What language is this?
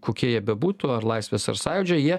Lithuanian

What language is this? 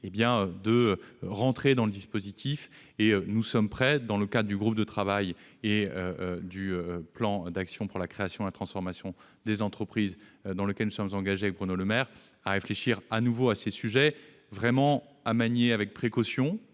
French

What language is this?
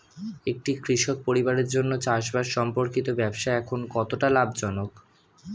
Bangla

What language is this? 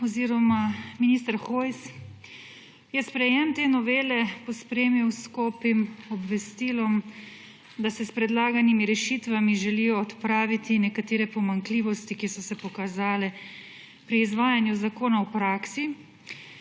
Slovenian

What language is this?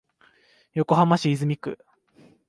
Japanese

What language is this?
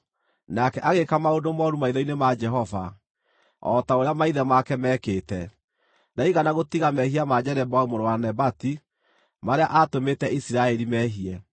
Kikuyu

